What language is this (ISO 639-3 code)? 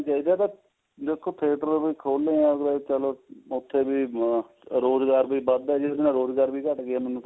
pan